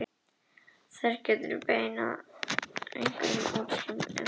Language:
Icelandic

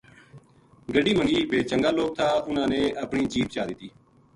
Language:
Gujari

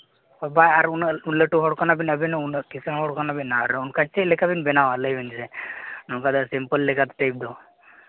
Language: Santali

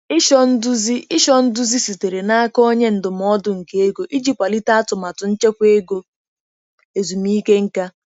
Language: Igbo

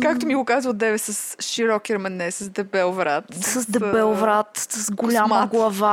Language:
Bulgarian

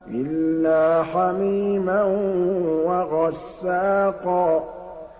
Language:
Arabic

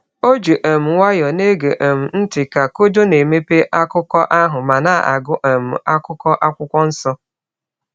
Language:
Igbo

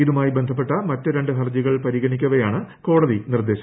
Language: Malayalam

